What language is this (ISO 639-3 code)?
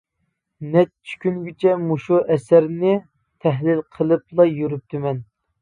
uig